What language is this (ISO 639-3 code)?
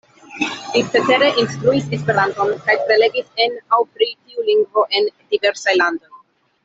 epo